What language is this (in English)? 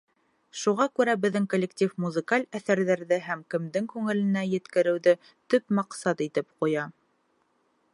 Bashkir